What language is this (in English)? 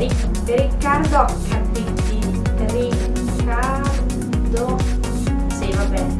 Italian